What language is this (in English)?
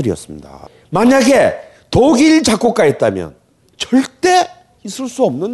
Korean